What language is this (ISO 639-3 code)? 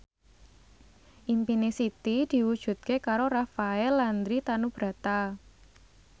jav